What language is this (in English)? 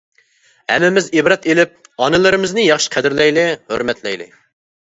Uyghur